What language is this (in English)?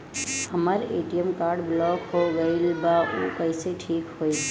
Bhojpuri